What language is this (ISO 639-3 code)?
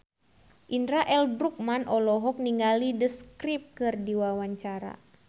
sun